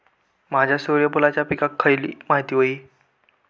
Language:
Marathi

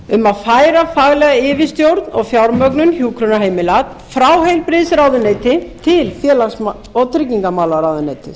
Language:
Icelandic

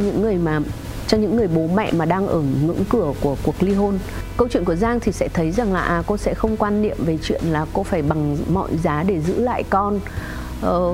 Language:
Vietnamese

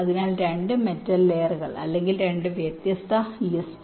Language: Malayalam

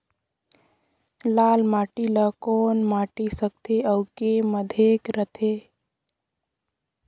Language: Chhattisgarhi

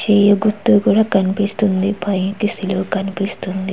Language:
Telugu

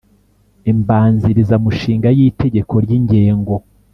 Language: Kinyarwanda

